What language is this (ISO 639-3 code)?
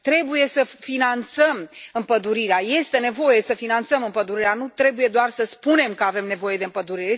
ron